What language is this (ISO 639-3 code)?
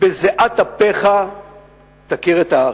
heb